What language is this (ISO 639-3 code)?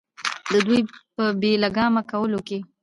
pus